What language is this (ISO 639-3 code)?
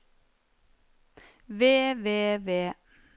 nor